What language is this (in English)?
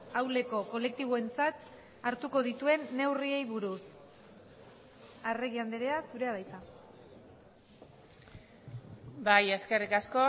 Basque